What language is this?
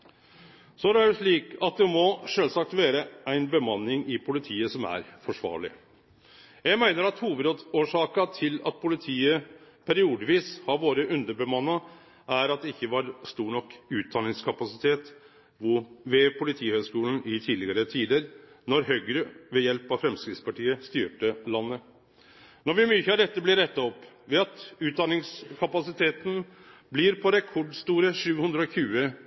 Norwegian Nynorsk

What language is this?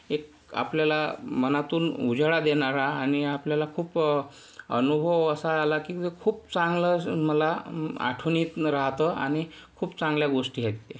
Marathi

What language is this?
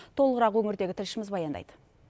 Kazakh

